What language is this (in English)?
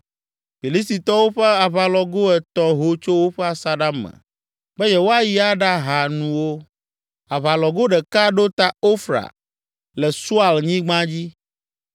Ewe